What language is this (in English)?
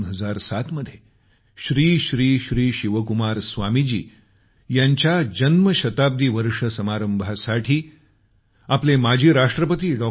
Marathi